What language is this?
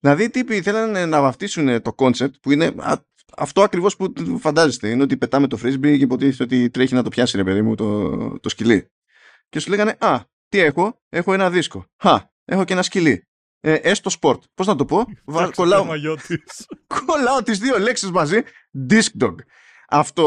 Greek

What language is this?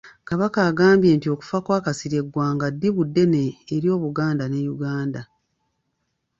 Ganda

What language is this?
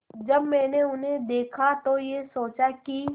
Hindi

